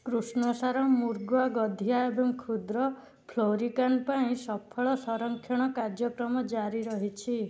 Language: Odia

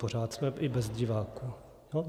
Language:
Czech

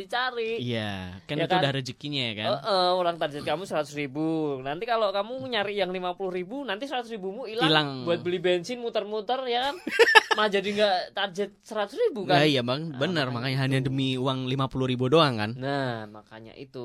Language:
Indonesian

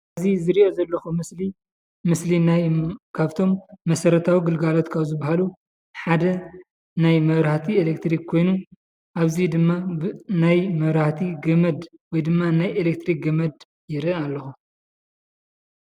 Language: Tigrinya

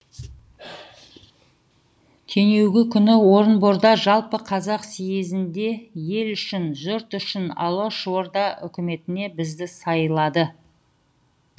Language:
Kazakh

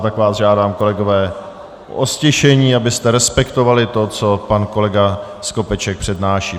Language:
Czech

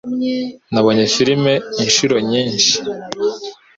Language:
Kinyarwanda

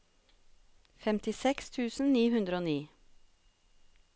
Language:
Norwegian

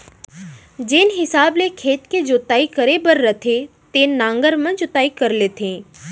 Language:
Chhattisgarhi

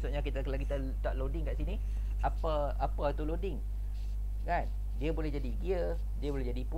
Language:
Malay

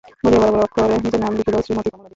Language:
Bangla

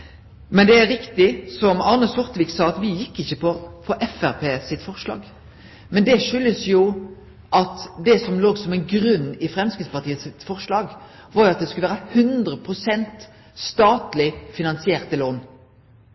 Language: Norwegian Nynorsk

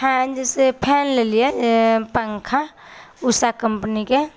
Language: Maithili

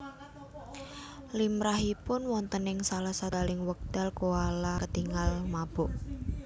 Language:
Javanese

